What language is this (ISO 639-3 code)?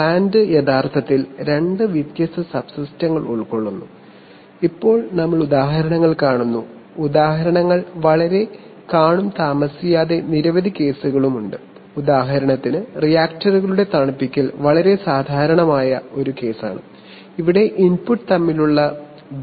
mal